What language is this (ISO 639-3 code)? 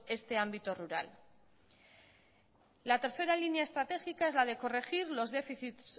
spa